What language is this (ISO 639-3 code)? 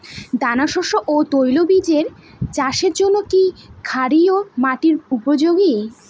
ben